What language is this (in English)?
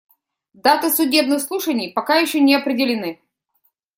Russian